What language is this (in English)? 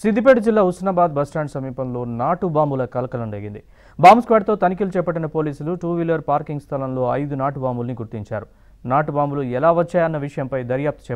Thai